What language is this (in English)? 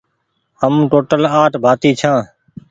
Goaria